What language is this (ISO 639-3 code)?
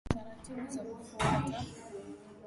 swa